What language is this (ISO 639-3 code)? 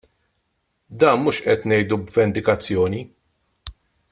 mlt